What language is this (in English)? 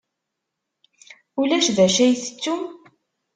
Kabyle